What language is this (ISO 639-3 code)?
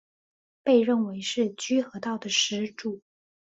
zho